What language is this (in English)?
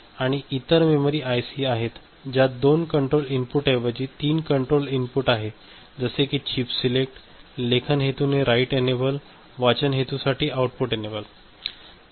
Marathi